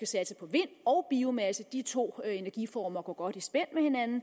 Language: Danish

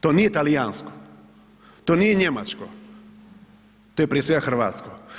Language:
Croatian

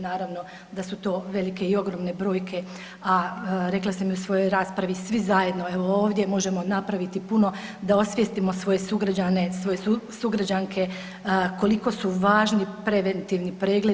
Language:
Croatian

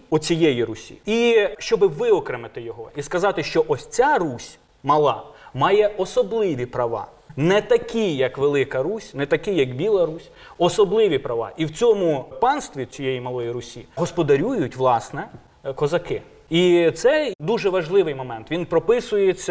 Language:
Ukrainian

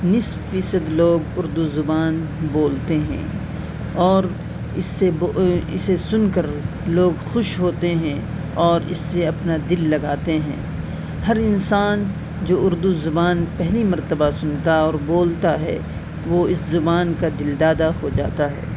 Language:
Urdu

